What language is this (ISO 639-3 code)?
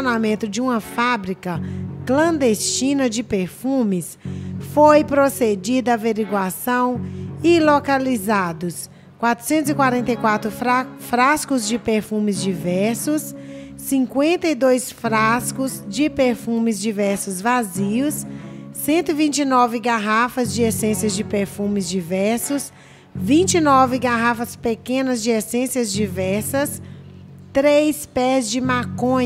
por